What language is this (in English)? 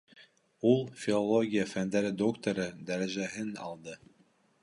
Bashkir